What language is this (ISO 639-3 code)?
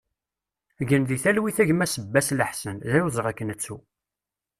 kab